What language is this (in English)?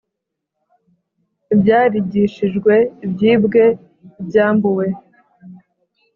Kinyarwanda